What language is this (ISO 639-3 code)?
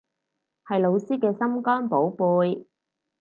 yue